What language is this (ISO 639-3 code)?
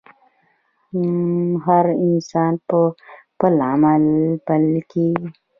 pus